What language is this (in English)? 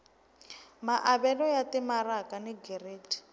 Tsonga